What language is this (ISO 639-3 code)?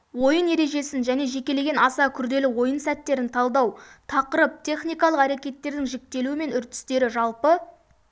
kaz